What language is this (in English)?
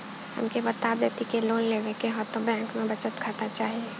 Bhojpuri